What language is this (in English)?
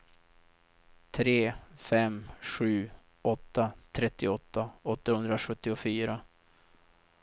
Swedish